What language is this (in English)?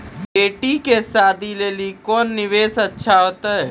Maithili